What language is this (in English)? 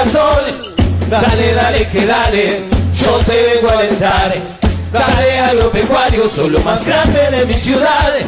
Arabic